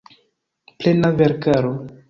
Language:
Esperanto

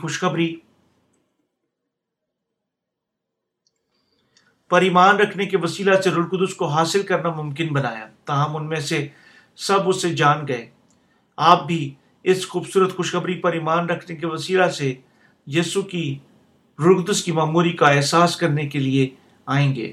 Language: Urdu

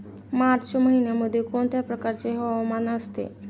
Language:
Marathi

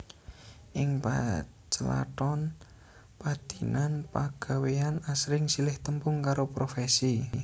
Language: Javanese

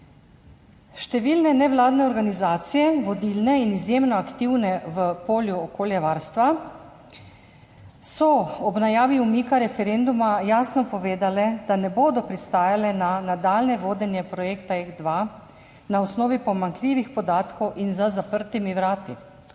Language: Slovenian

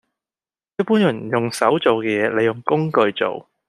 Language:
Cantonese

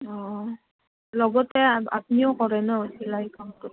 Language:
Assamese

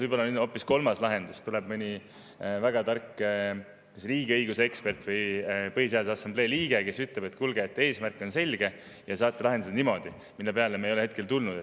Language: Estonian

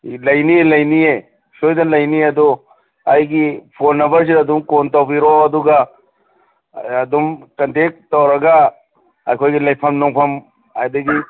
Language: Manipuri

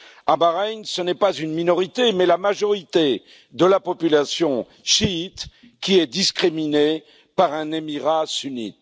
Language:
French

